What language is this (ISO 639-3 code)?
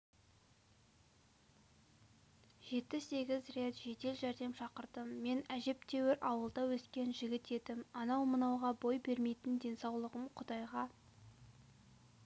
kaz